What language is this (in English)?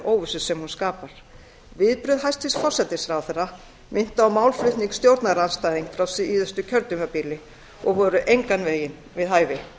Icelandic